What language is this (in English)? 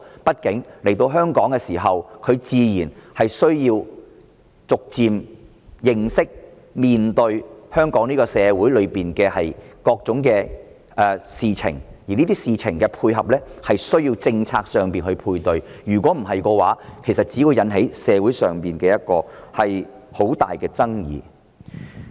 Cantonese